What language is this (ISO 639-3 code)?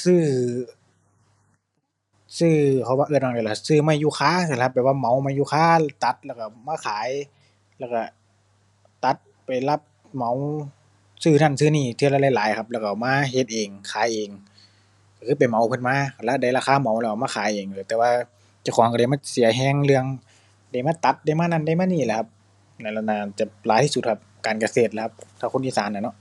tha